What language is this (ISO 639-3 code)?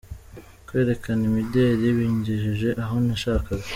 kin